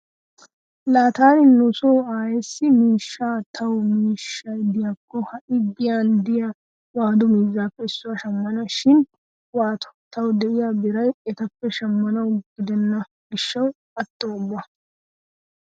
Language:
Wolaytta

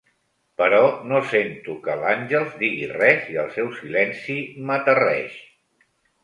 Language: Catalan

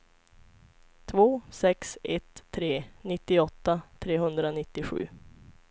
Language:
Swedish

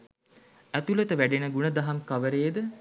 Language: Sinhala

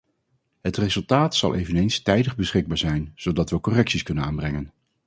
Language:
Dutch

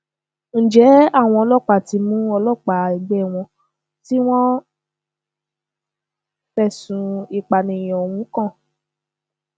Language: Yoruba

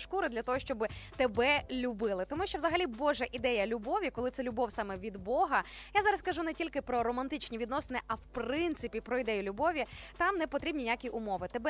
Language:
Ukrainian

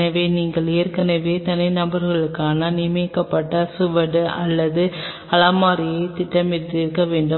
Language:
Tamil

